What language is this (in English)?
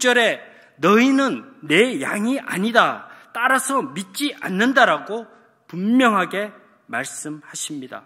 Korean